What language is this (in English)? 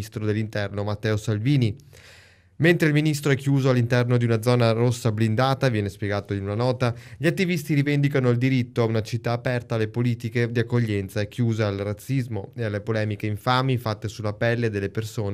Italian